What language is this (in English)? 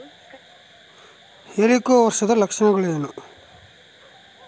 Kannada